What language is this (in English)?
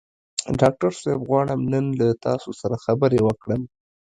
Pashto